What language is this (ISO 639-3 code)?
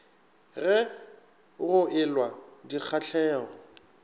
nso